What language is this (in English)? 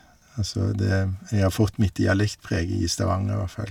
Norwegian